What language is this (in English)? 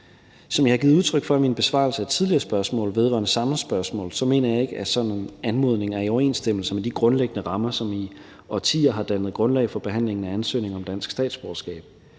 Danish